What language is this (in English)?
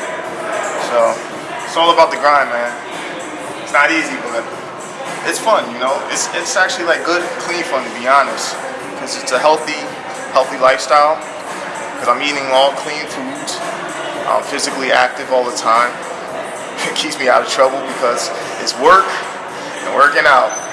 English